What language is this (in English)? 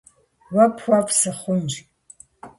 Kabardian